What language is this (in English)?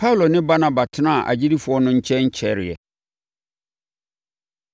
Akan